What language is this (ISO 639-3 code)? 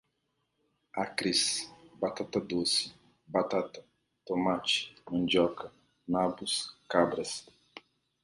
por